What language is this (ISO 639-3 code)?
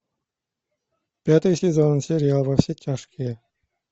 rus